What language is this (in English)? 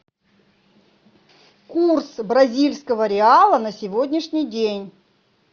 Russian